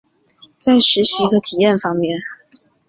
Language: Chinese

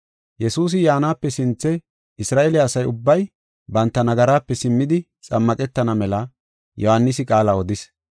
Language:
Gofa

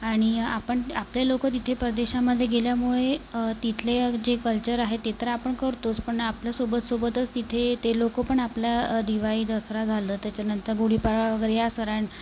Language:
Marathi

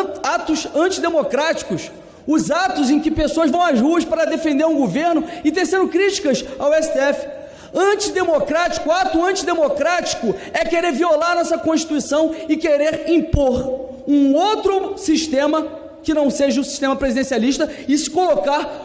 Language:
Portuguese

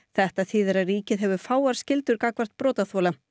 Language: Icelandic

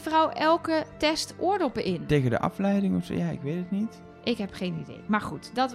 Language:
Dutch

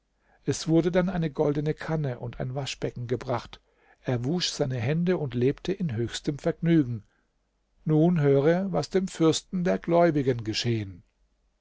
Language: German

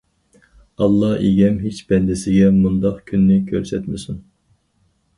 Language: Uyghur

